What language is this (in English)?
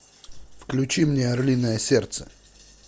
Russian